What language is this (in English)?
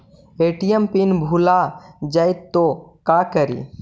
Magahi